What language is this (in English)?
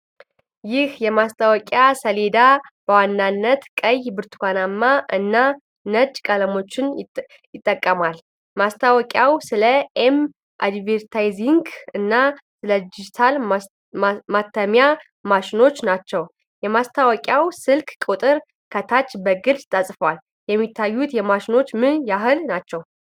Amharic